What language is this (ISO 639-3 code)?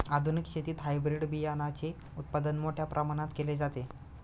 mar